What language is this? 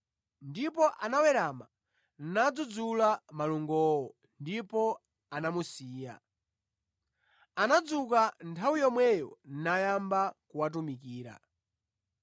Nyanja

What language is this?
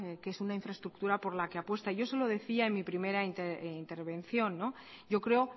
Spanish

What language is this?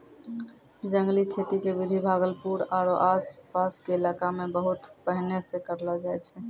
Maithili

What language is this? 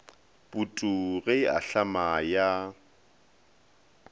Northern Sotho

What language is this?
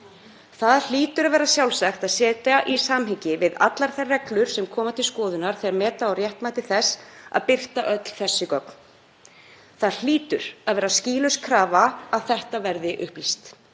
Icelandic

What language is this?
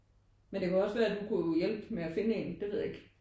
Danish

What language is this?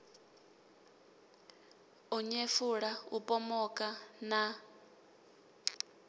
Venda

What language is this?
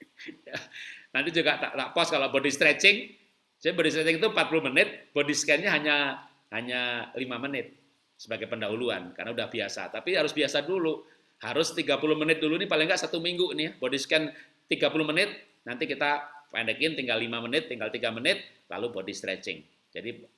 Indonesian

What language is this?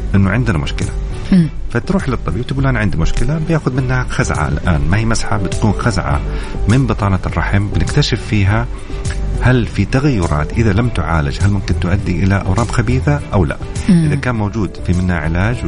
Arabic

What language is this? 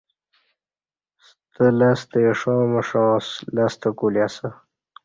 Kati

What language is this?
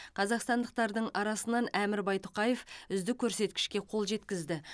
Kazakh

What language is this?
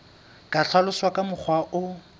Southern Sotho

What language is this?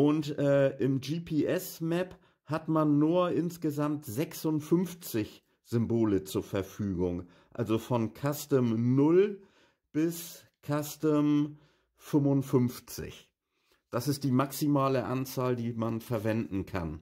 German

